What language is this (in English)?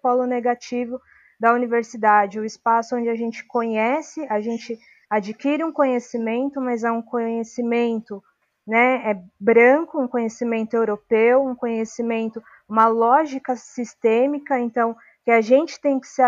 Portuguese